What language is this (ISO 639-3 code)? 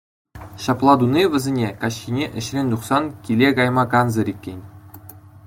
chv